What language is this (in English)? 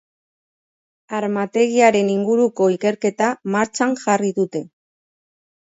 Basque